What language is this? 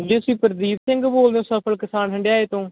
Punjabi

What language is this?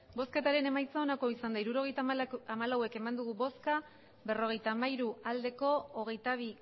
Basque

